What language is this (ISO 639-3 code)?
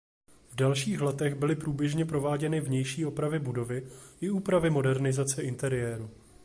ces